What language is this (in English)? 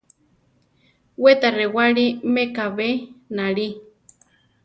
Central Tarahumara